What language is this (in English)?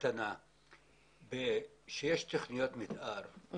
Hebrew